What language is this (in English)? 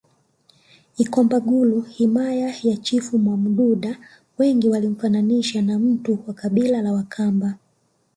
Swahili